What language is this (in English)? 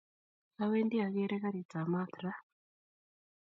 Kalenjin